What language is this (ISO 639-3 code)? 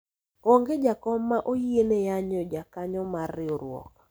luo